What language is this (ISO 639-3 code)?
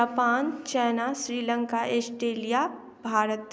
mai